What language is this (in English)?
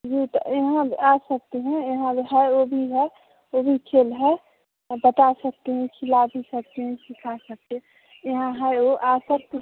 Hindi